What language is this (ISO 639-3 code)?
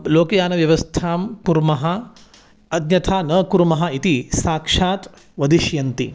san